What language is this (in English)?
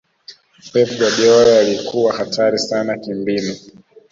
Swahili